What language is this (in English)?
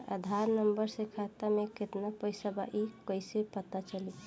Bhojpuri